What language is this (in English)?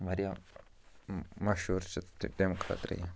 Kashmiri